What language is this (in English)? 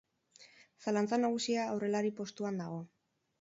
Basque